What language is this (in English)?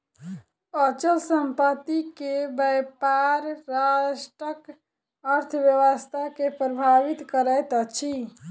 Maithili